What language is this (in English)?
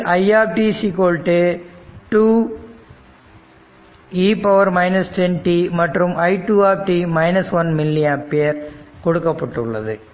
Tamil